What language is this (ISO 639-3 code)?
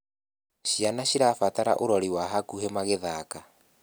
kik